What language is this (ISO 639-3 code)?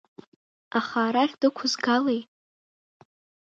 abk